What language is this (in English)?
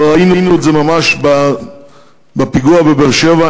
Hebrew